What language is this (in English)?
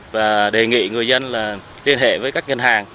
Vietnamese